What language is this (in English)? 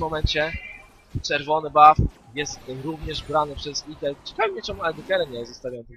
Polish